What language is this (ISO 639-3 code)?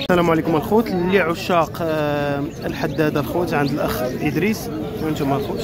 ara